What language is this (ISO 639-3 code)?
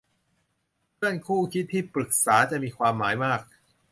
tha